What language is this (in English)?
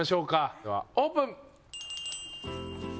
Japanese